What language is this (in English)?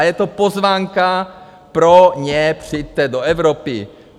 Czech